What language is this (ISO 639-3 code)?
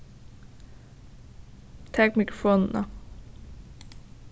fao